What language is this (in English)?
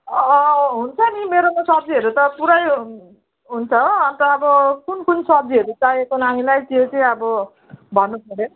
Nepali